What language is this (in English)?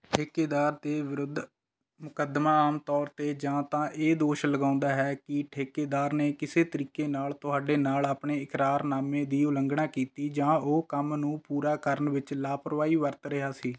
Punjabi